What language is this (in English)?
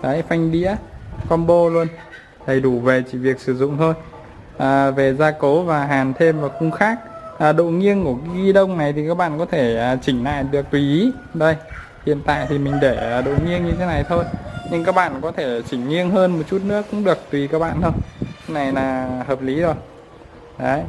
Vietnamese